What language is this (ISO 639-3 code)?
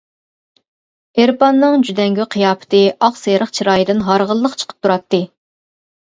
uig